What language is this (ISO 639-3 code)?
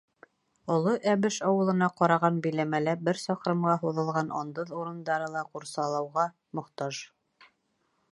bak